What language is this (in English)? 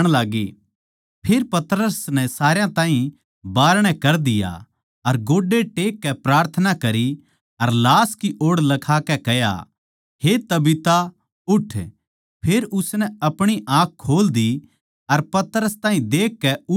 Haryanvi